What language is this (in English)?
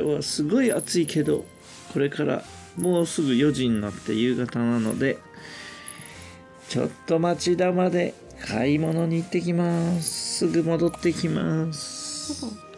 Japanese